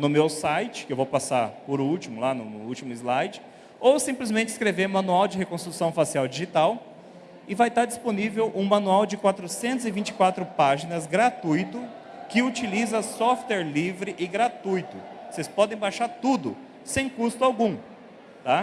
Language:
Portuguese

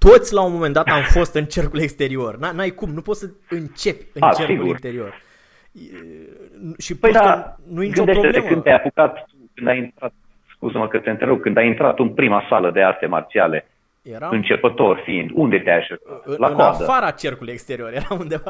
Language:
Romanian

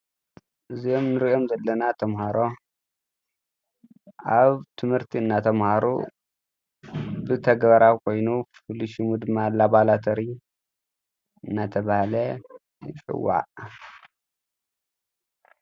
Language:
Tigrinya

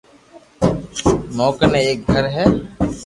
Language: Loarki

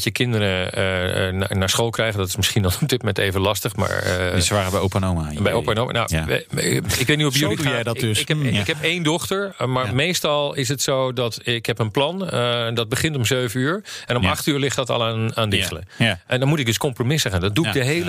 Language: Dutch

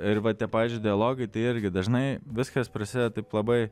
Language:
Lithuanian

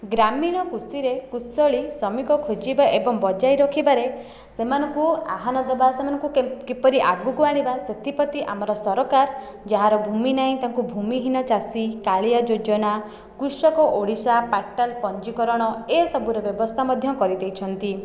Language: Odia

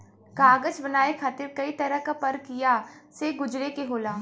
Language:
Bhojpuri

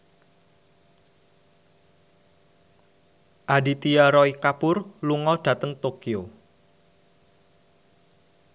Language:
Javanese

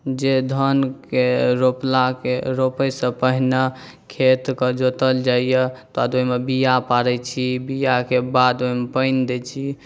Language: Maithili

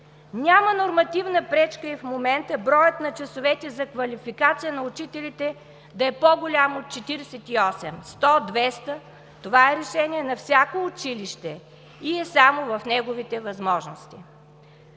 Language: Bulgarian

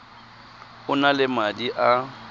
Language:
Tswana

